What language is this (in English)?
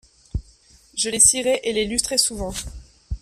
French